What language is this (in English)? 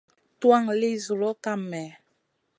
Masana